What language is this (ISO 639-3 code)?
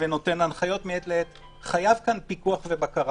heb